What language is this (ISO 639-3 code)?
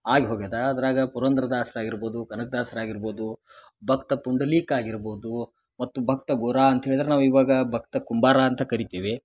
kan